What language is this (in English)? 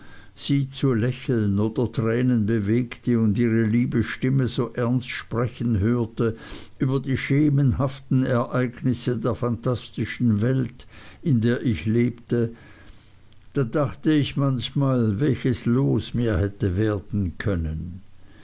German